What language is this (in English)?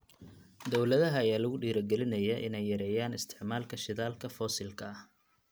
Somali